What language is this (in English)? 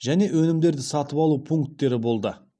Kazakh